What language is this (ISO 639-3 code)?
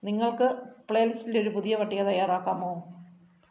mal